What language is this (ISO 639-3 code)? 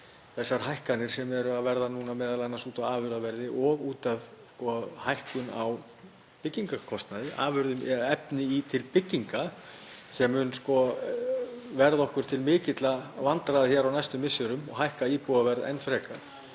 isl